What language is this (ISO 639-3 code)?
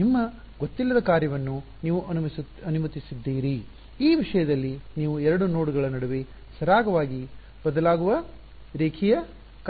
kan